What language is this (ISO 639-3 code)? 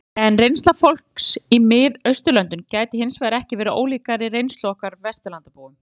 isl